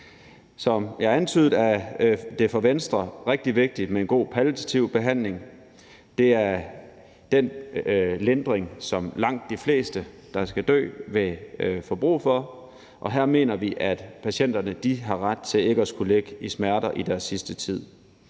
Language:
Danish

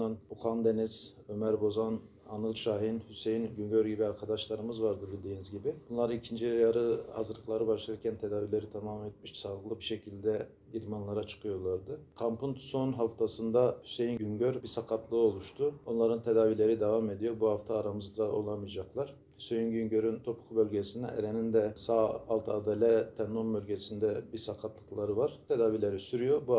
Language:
Turkish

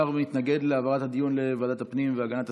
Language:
Hebrew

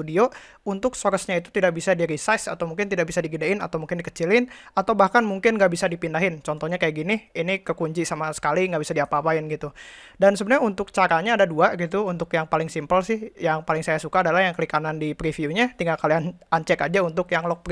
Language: Indonesian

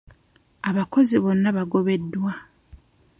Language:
Ganda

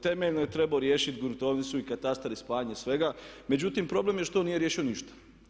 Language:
Croatian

